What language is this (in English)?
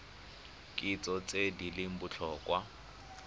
Tswana